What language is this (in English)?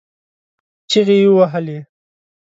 Pashto